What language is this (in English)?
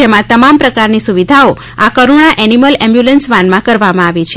Gujarati